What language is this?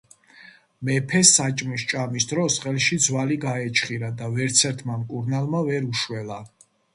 Georgian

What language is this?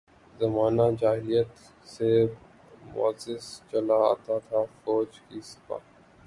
Urdu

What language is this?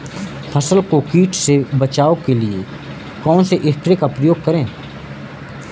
Hindi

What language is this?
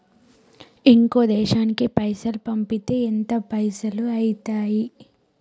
Telugu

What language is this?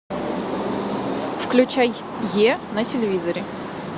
Russian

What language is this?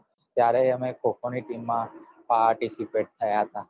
Gujarati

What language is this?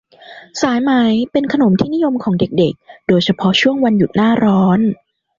Thai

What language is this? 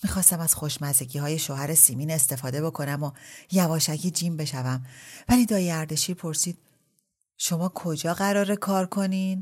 Persian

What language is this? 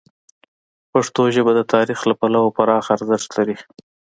Pashto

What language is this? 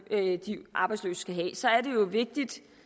Danish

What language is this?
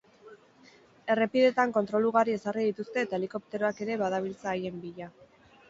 Basque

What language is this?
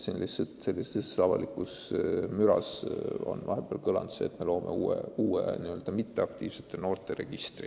Estonian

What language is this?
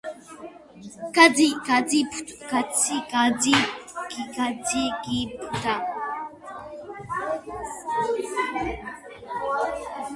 Georgian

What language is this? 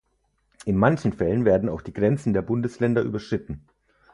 German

